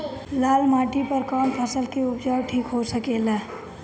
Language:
Bhojpuri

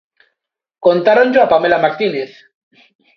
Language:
Galician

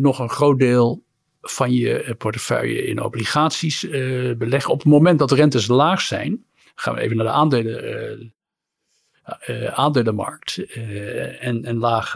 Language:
Dutch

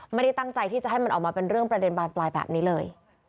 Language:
Thai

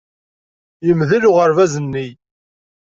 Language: Kabyle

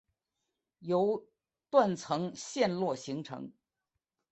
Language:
Chinese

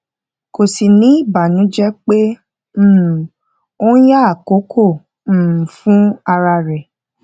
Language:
Yoruba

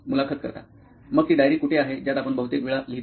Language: Marathi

